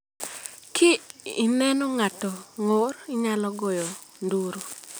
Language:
Luo (Kenya and Tanzania)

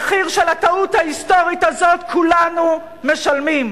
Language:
Hebrew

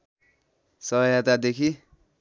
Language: Nepali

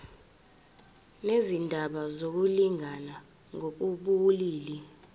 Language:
Zulu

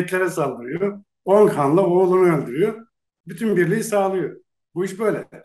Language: Turkish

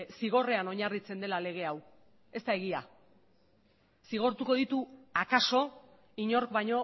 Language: Basque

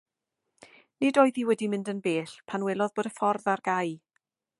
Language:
Welsh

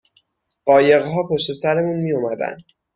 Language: Persian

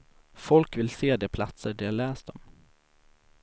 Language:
Swedish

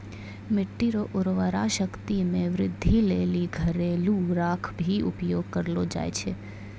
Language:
Maithili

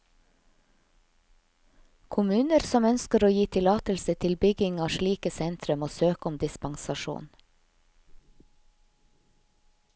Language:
Norwegian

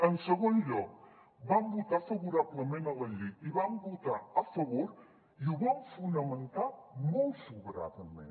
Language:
Catalan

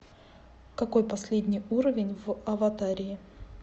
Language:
Russian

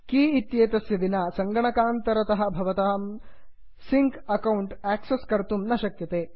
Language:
Sanskrit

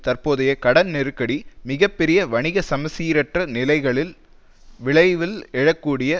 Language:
Tamil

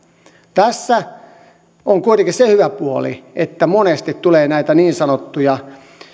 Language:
Finnish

